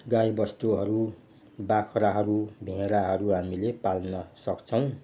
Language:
Nepali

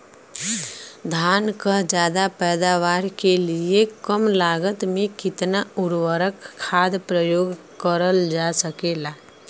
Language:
Bhojpuri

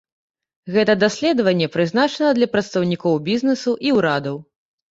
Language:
Belarusian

